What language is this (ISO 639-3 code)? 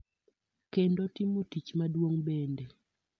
luo